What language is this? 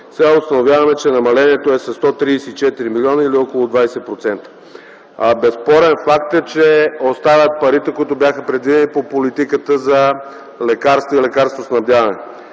Bulgarian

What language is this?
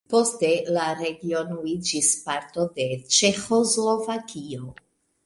Esperanto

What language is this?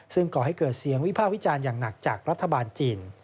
Thai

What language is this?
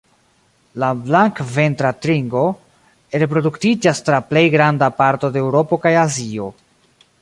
Esperanto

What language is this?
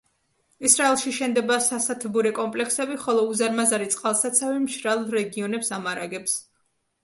Georgian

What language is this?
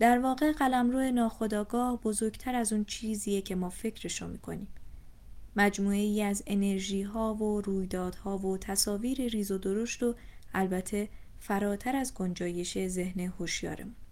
Persian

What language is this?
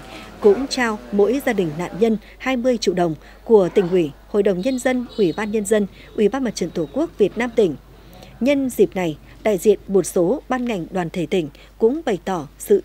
Vietnamese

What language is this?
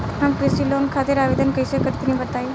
Bhojpuri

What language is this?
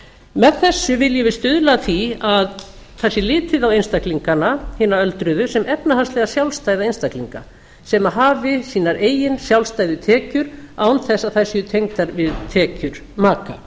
Icelandic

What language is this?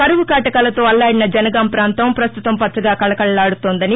Telugu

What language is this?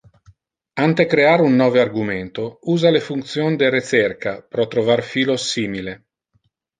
Interlingua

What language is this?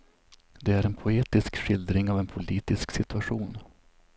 Swedish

